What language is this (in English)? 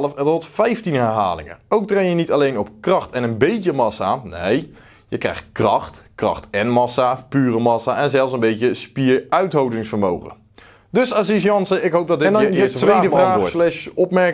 Dutch